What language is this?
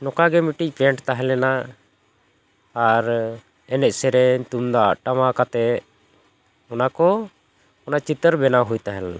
Santali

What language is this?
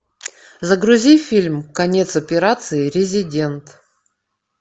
Russian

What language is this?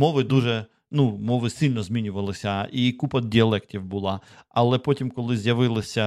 Ukrainian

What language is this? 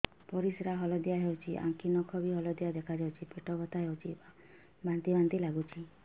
Odia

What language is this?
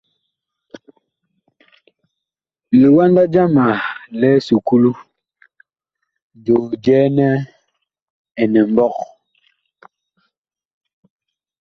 Bakoko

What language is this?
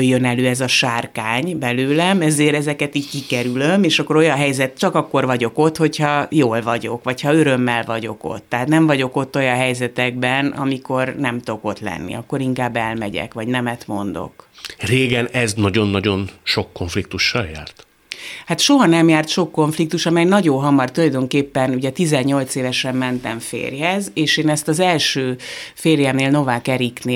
Hungarian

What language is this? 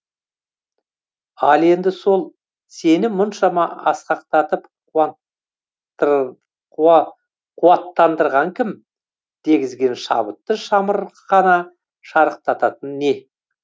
Kazakh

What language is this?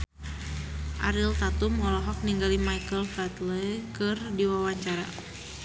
Sundanese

